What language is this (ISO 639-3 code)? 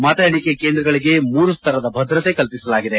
kan